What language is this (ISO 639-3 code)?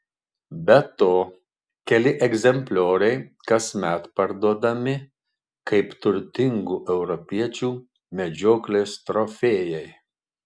lit